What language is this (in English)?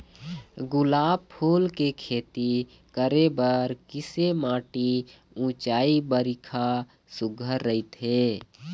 Chhattisgarhi